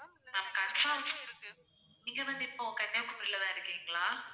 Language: Tamil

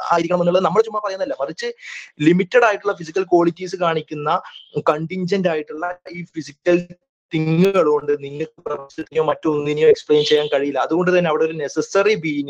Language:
Malayalam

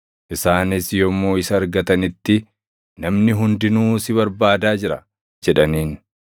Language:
Oromo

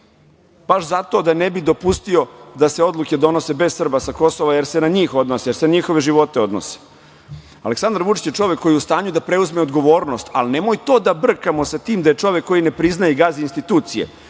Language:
Serbian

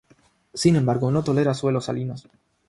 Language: Spanish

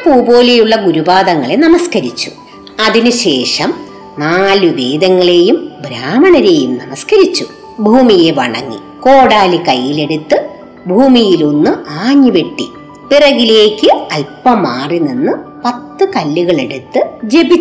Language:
Malayalam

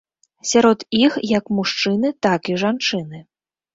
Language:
Belarusian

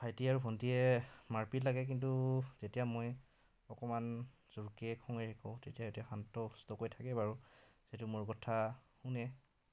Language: Assamese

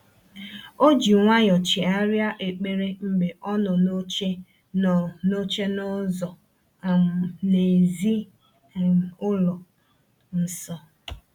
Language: Igbo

